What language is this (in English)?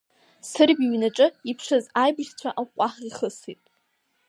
Abkhazian